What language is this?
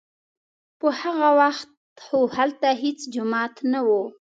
Pashto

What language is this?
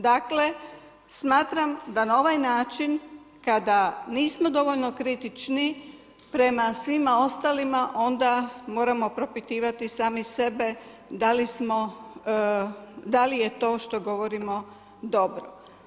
Croatian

